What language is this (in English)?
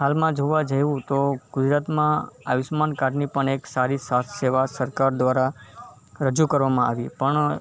Gujarati